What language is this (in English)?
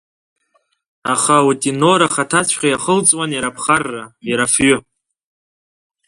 Abkhazian